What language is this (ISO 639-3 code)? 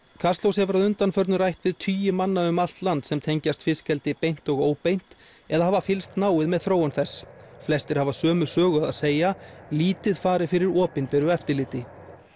isl